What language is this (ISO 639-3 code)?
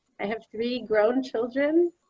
eng